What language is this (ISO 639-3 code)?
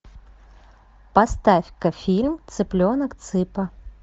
rus